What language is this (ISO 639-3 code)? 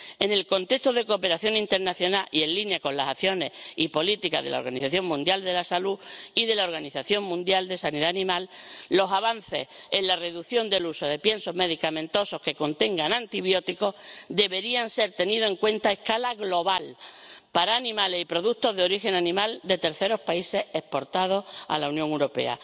spa